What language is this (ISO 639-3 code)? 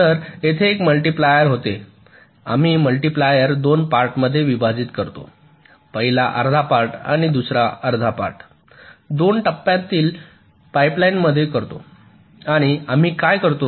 mar